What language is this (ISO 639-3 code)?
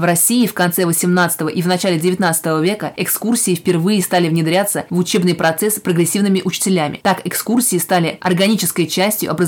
rus